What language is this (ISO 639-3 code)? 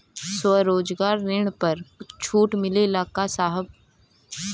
bho